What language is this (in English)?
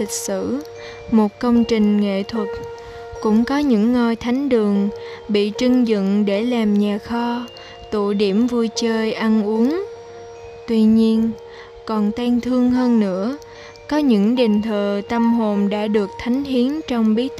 Vietnamese